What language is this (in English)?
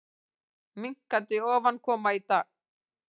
Icelandic